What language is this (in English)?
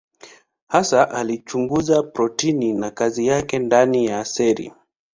Swahili